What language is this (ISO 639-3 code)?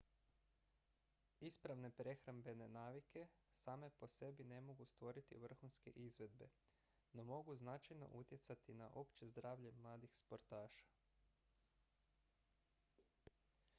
hrv